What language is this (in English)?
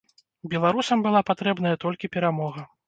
Belarusian